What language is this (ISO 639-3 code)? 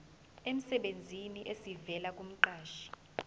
zul